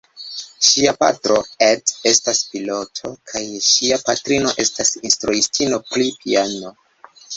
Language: Esperanto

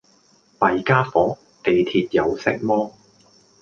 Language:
Cantonese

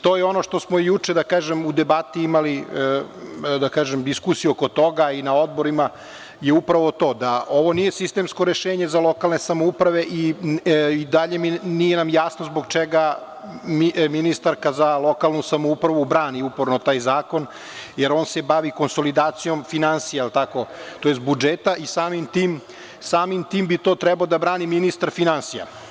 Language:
Serbian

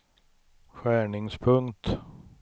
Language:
Swedish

